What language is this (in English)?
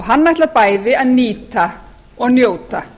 Icelandic